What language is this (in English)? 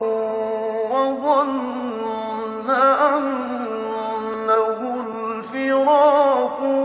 Arabic